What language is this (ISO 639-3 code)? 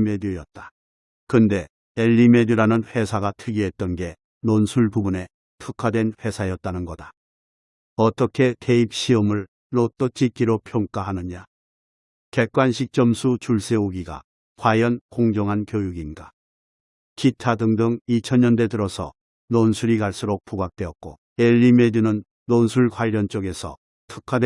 kor